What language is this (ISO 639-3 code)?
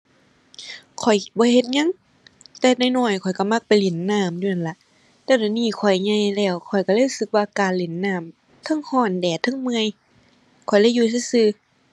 tha